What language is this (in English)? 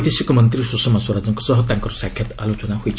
Odia